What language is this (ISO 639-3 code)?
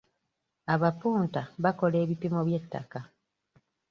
lug